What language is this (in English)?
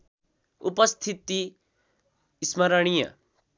Nepali